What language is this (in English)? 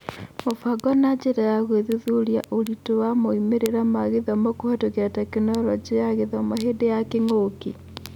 Kikuyu